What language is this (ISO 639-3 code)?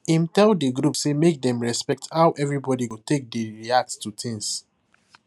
pcm